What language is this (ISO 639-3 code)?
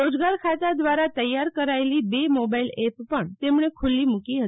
guj